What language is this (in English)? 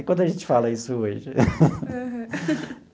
Portuguese